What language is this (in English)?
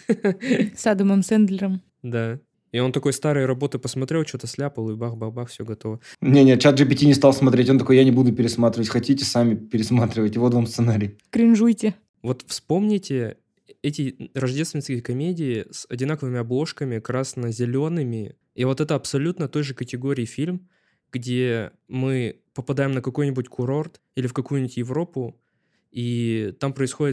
Russian